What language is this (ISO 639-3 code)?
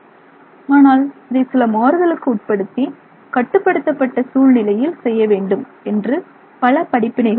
tam